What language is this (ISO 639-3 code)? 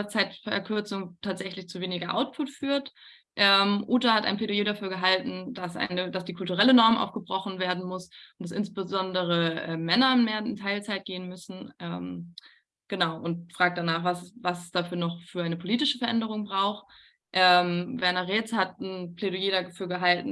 deu